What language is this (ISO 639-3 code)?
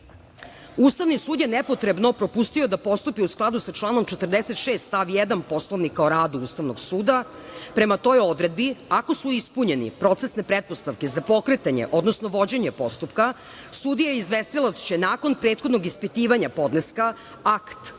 srp